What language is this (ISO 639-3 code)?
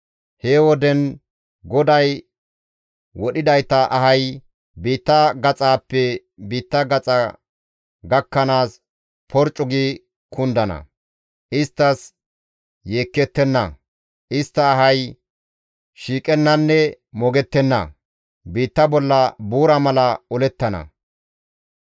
gmv